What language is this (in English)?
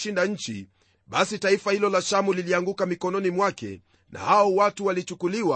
Swahili